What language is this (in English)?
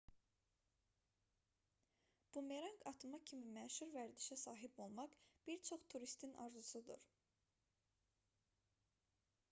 Azerbaijani